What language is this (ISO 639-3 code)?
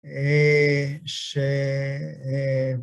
heb